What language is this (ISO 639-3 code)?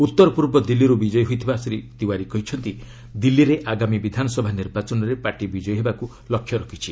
ori